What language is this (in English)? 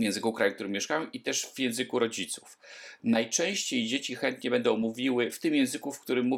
Polish